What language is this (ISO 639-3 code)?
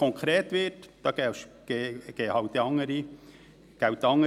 gsw